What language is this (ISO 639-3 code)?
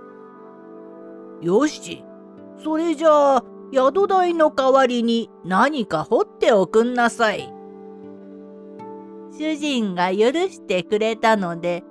jpn